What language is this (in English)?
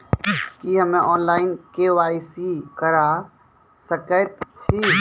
Maithili